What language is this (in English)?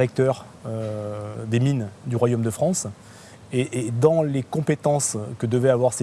French